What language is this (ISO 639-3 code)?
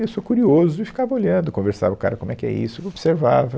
por